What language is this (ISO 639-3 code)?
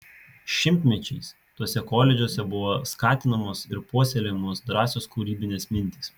lit